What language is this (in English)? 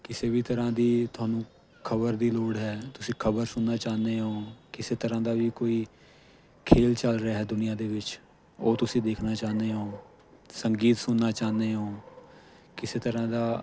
Punjabi